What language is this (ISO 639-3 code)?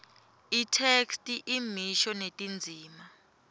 ssw